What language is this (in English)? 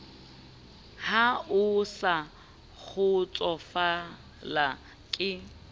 Southern Sotho